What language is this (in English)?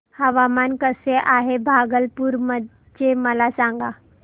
Marathi